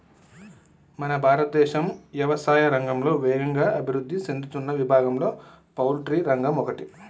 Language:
Telugu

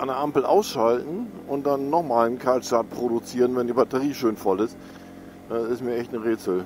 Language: German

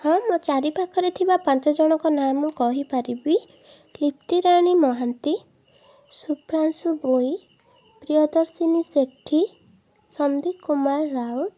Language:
Odia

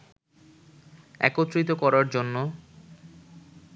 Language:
Bangla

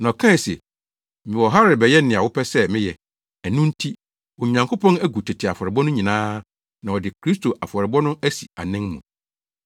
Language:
Akan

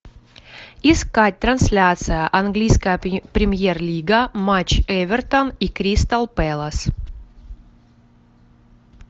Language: Russian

